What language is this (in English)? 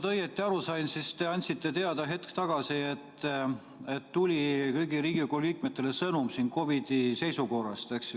Estonian